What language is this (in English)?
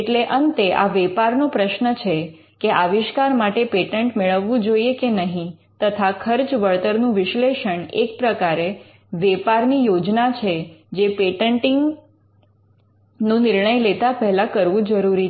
Gujarati